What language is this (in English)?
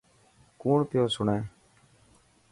Dhatki